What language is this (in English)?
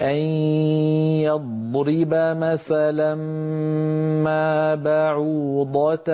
Arabic